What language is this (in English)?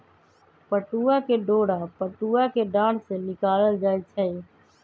Magahi